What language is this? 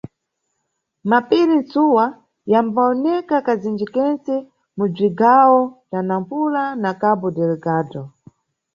Nyungwe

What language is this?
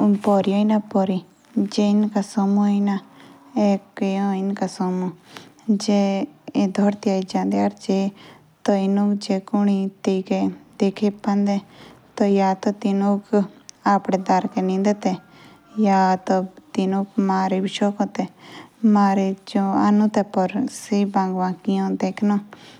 Jaunsari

